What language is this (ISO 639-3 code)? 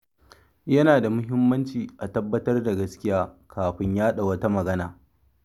hau